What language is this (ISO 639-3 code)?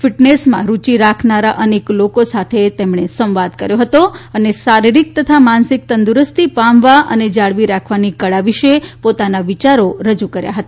guj